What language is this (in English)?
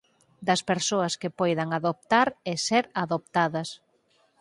Galician